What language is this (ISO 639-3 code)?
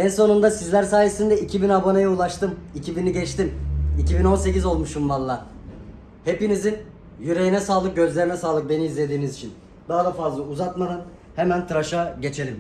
tur